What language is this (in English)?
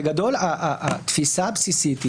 Hebrew